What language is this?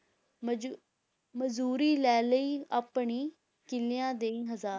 Punjabi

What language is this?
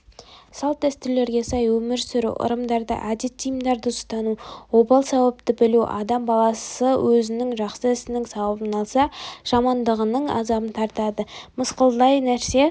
Kazakh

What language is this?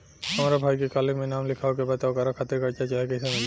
Bhojpuri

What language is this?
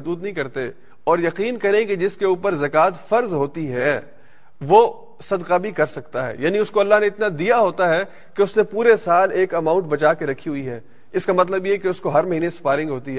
Urdu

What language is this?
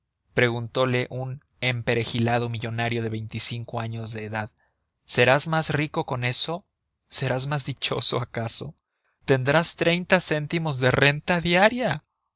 Spanish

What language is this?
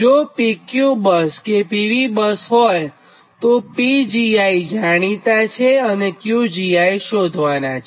Gujarati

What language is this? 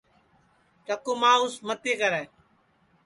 Sansi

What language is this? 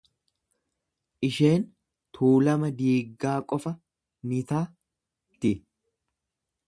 Oromo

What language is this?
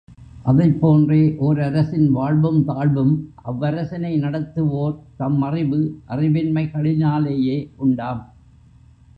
Tamil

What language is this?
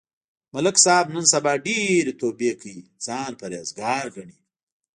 Pashto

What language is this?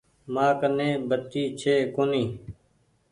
Goaria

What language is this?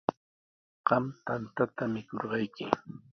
Sihuas Ancash Quechua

